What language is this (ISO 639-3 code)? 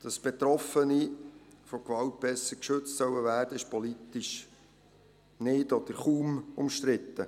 gsw